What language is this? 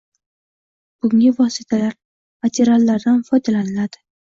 Uzbek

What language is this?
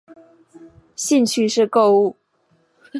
Chinese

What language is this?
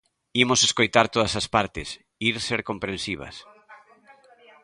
Galician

